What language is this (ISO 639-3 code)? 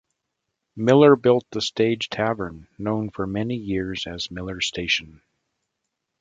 eng